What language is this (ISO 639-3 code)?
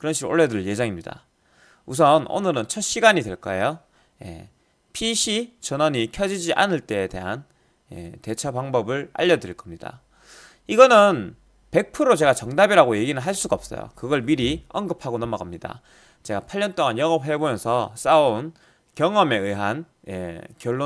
kor